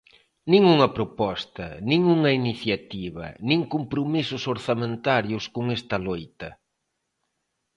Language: Galician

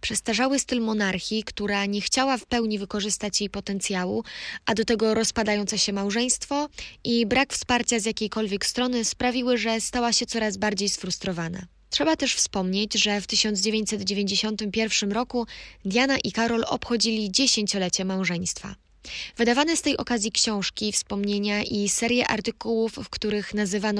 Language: Polish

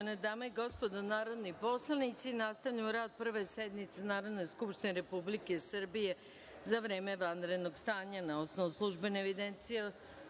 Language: Serbian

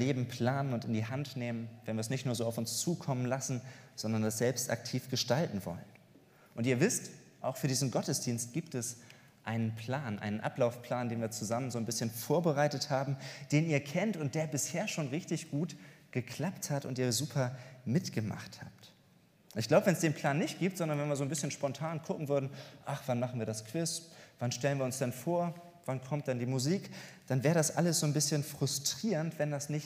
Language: German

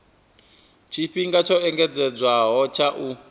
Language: Venda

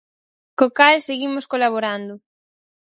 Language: Galician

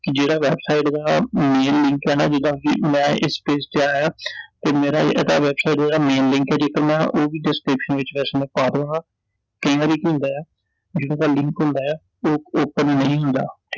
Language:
Punjabi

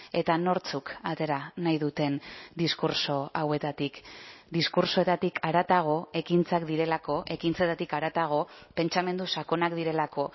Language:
Basque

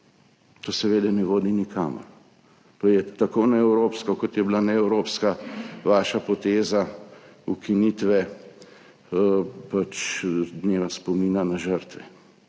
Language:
Slovenian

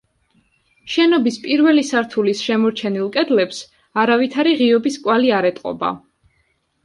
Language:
Georgian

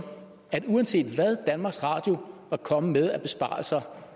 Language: Danish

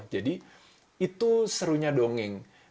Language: Indonesian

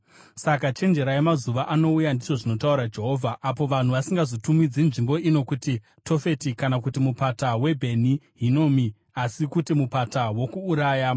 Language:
Shona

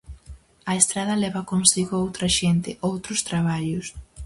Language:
Galician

